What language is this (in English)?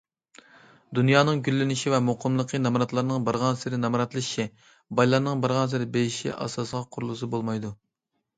Uyghur